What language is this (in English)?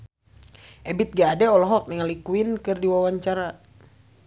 Sundanese